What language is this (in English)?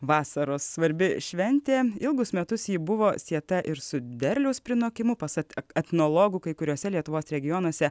Lithuanian